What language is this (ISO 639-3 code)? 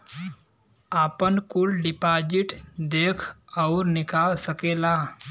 bho